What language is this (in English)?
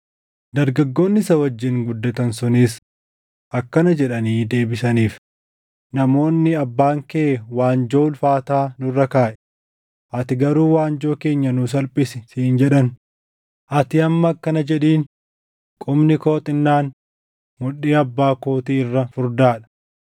Oromo